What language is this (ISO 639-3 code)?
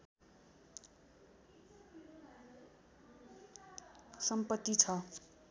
nep